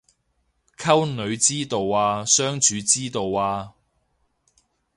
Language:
Cantonese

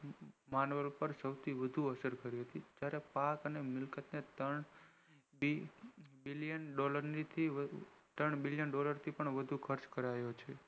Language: Gujarati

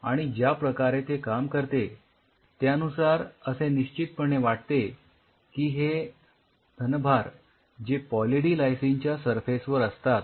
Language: Marathi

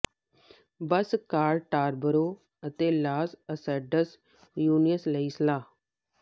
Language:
Punjabi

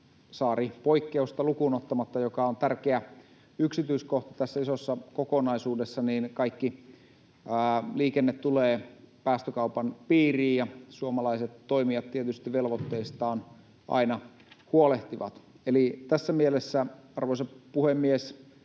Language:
Finnish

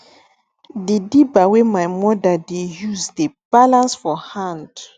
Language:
Nigerian Pidgin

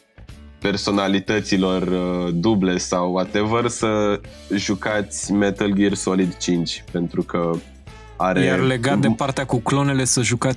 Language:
Romanian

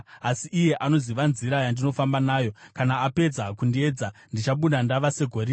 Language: Shona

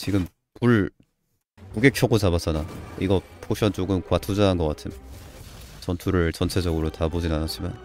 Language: Korean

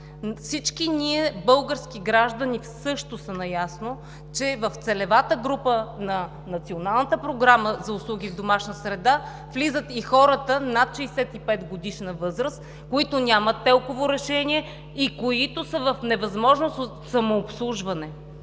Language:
Bulgarian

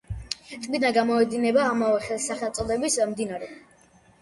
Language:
Georgian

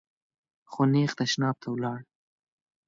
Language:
Pashto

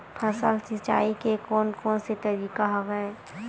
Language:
Chhattisgarhi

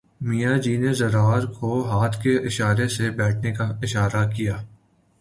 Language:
Urdu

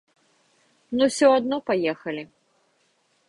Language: Belarusian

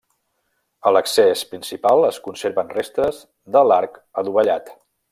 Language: Catalan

